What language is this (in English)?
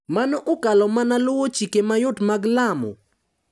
Luo (Kenya and Tanzania)